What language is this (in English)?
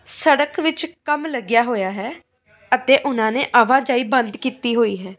Punjabi